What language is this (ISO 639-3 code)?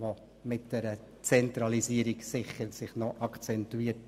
gsw